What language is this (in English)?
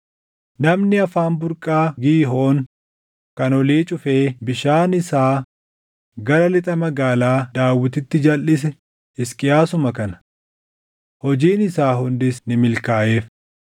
Oromo